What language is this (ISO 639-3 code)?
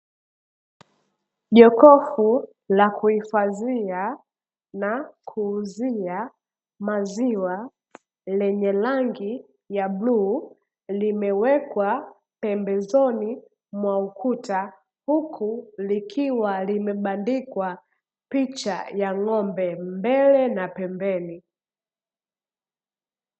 swa